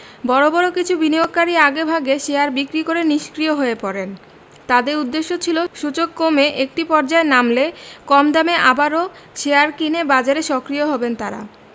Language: Bangla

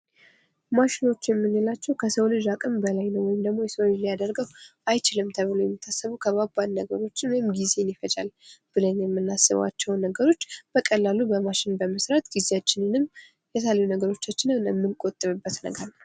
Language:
Amharic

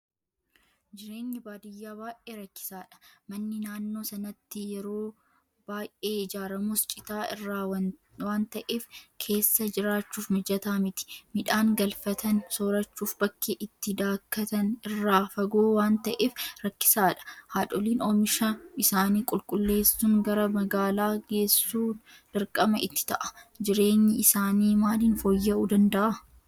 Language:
Oromo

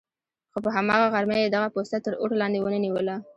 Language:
Pashto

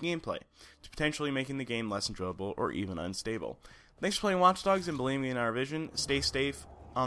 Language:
English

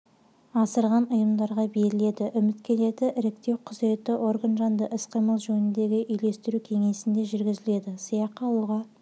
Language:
Kazakh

